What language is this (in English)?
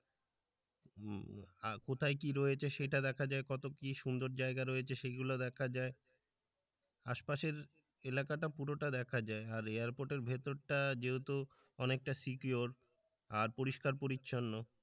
Bangla